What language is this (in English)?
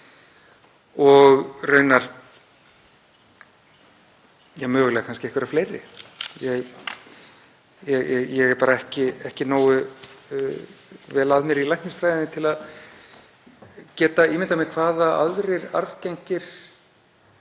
Icelandic